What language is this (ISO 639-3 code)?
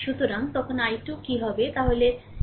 ben